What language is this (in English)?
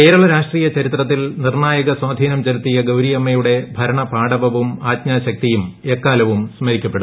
Malayalam